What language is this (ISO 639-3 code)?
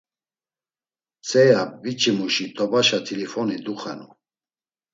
lzz